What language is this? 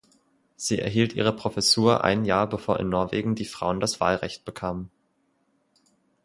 German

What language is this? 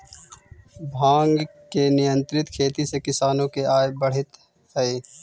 Magahi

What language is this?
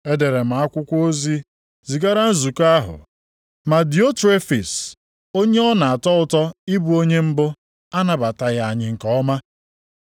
Igbo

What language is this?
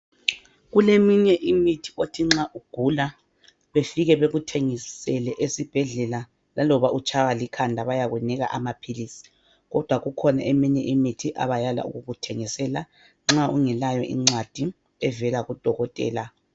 North Ndebele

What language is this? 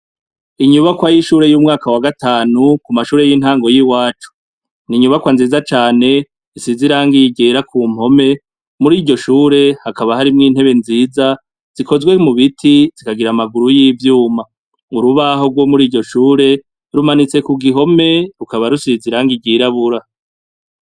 Rundi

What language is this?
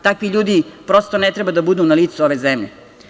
Serbian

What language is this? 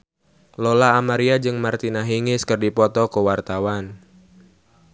Sundanese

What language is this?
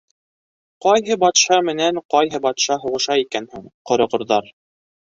Bashkir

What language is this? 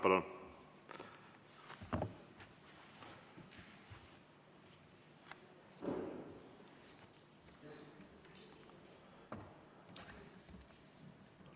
Estonian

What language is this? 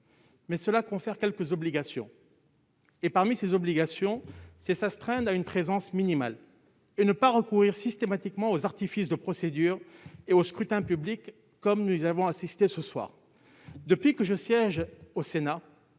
French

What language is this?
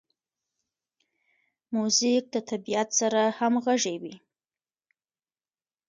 Pashto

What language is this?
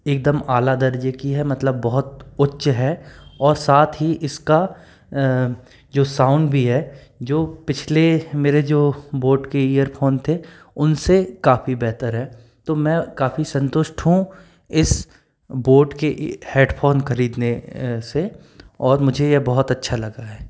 Hindi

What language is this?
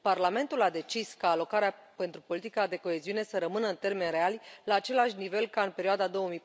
Romanian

